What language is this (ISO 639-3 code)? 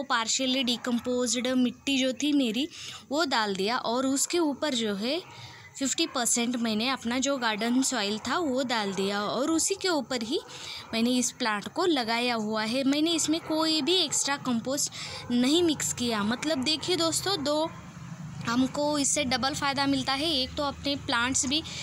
hin